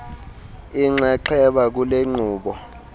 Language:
Xhosa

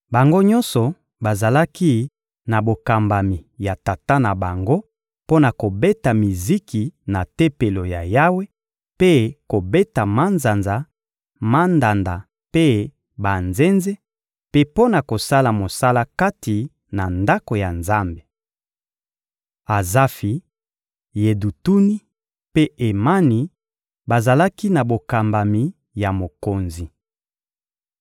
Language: Lingala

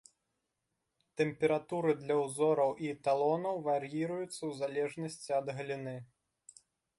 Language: Belarusian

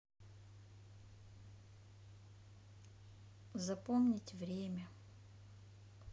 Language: Russian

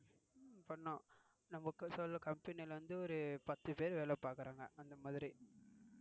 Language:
Tamil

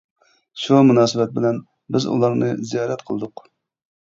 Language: Uyghur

